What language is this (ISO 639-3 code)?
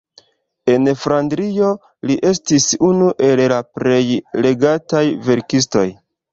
epo